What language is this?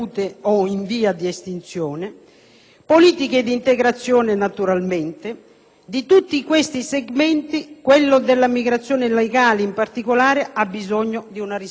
Italian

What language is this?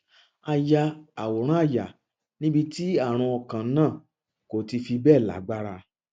Yoruba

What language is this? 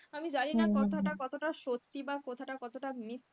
Bangla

